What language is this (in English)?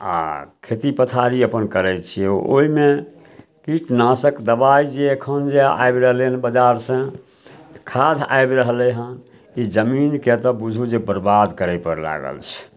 Maithili